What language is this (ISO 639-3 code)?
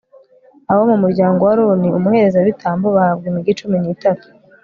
kin